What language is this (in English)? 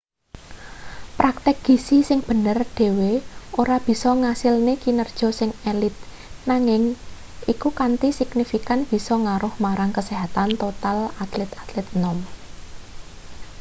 Javanese